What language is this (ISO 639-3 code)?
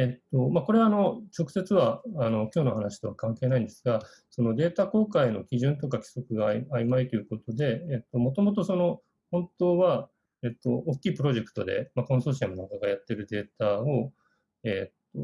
jpn